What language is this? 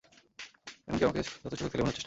Bangla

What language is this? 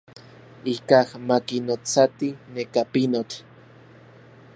Central Puebla Nahuatl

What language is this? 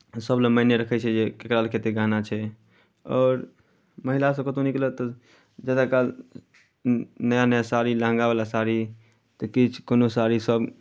Maithili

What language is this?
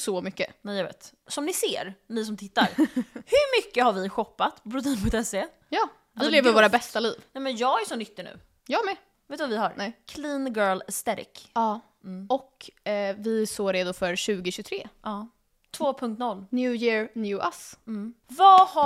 Swedish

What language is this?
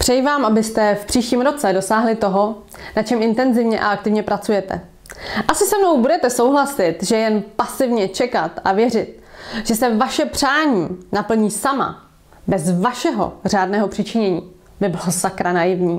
Czech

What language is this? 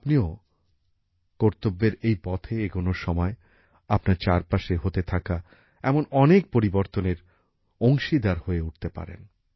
Bangla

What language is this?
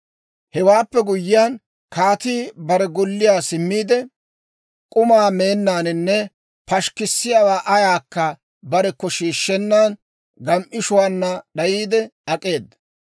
Dawro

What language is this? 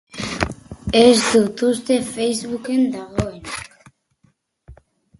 Basque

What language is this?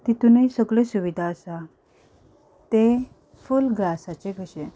Konkani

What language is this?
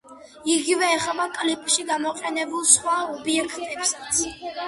Georgian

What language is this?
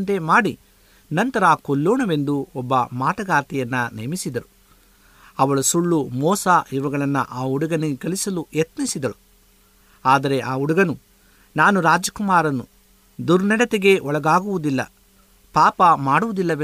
Kannada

